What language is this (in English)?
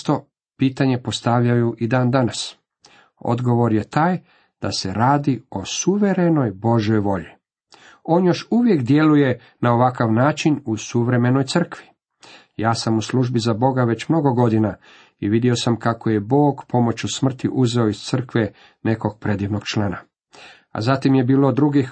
Croatian